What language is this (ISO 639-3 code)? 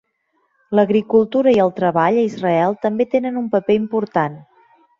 cat